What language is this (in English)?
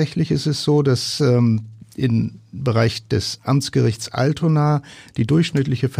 German